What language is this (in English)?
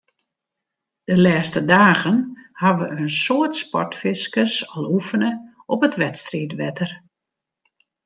Western Frisian